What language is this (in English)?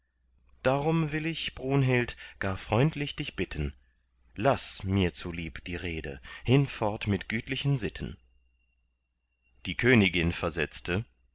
German